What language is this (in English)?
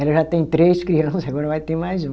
Portuguese